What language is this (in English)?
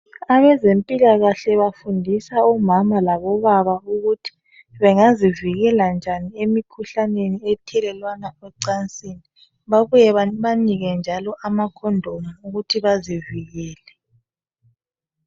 North Ndebele